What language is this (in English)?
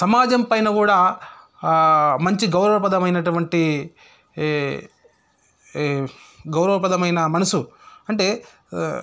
Telugu